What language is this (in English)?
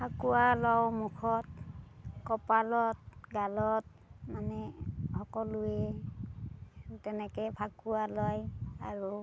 Assamese